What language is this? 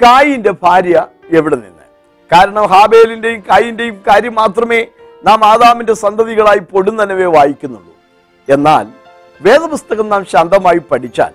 Malayalam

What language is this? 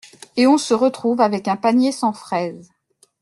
French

